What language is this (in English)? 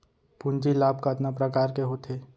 Chhattisgarhi